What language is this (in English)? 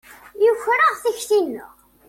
Kabyle